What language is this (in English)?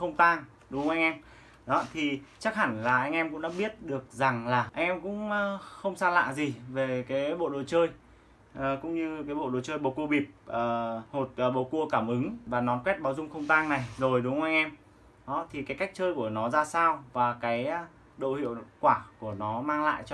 Vietnamese